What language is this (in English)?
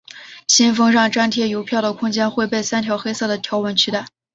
Chinese